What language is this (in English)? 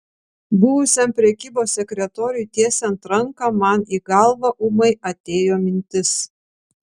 Lithuanian